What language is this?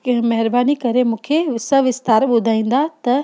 Sindhi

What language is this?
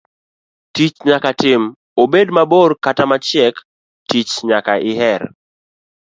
Luo (Kenya and Tanzania)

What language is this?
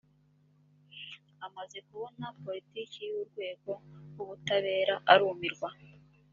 Kinyarwanda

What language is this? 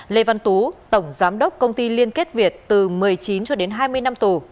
Vietnamese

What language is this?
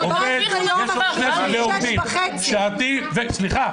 Hebrew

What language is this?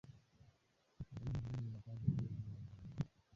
Swahili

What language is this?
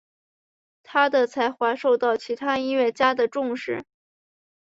Chinese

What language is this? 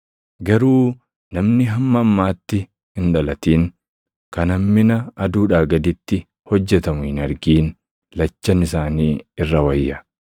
Oromo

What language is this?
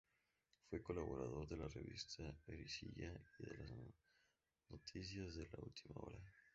Spanish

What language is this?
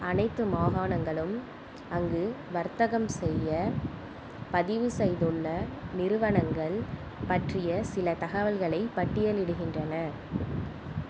Tamil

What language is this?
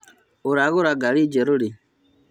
Kikuyu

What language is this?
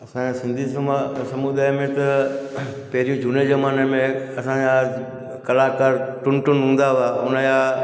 Sindhi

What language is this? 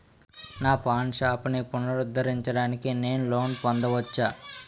Telugu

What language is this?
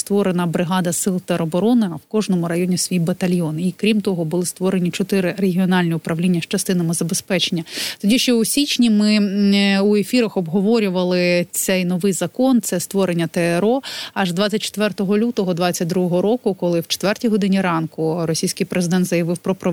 Ukrainian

